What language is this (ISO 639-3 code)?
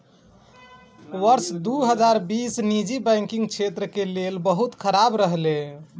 mai